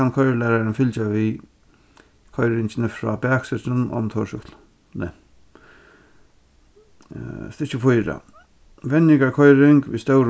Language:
Faroese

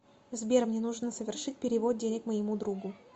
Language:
Russian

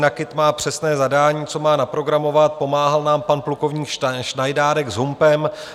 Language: Czech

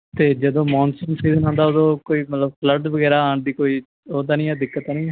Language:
Punjabi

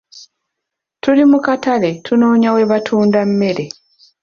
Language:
Ganda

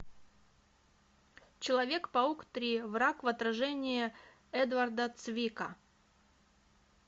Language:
Russian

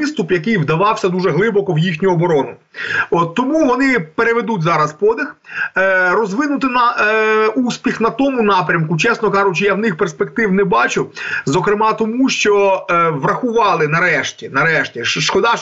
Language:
Ukrainian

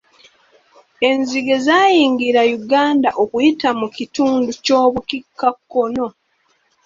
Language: Ganda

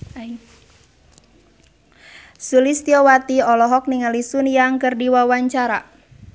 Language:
Sundanese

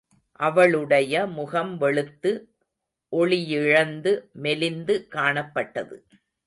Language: Tamil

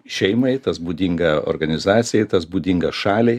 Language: Lithuanian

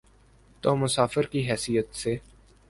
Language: Urdu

